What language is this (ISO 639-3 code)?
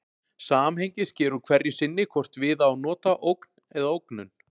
isl